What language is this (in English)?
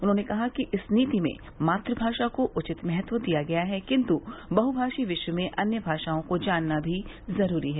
Hindi